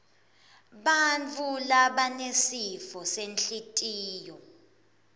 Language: Swati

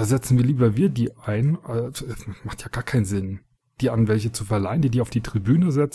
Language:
German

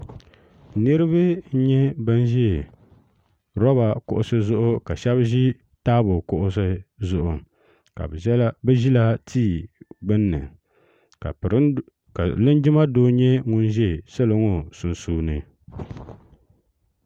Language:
Dagbani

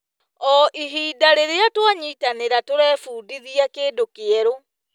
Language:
Kikuyu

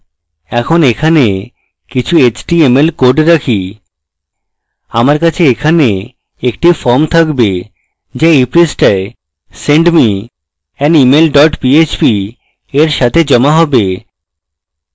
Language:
Bangla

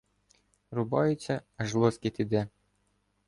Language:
Ukrainian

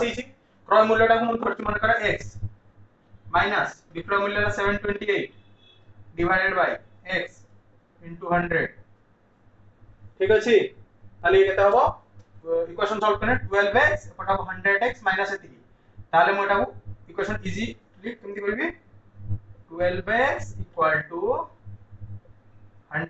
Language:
Hindi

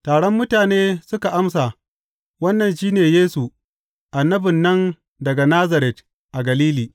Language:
Hausa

